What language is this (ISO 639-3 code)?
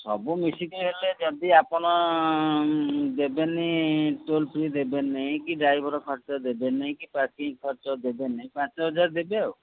ori